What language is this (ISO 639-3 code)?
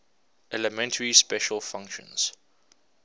eng